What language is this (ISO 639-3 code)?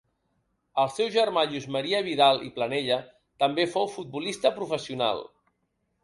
cat